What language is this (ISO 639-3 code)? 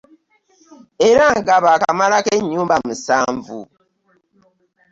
lug